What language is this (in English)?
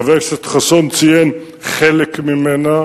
Hebrew